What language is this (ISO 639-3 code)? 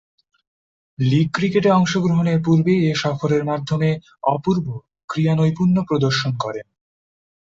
ben